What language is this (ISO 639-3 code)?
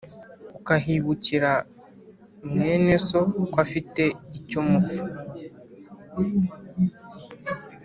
kin